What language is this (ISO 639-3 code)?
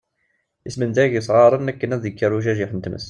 kab